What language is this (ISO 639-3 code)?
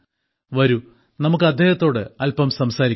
mal